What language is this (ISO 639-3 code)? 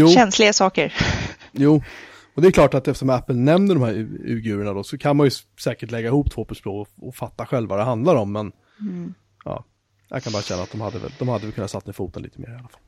swe